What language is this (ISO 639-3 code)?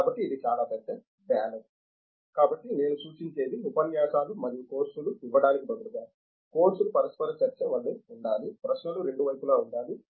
tel